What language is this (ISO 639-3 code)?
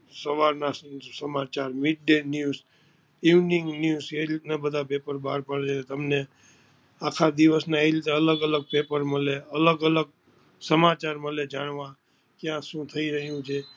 guj